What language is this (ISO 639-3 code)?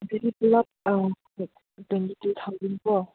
mni